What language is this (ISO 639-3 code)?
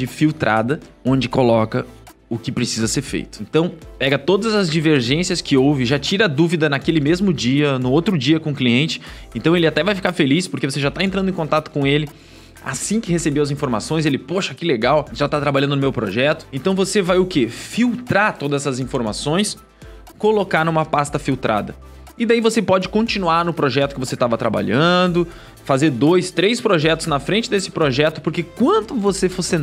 por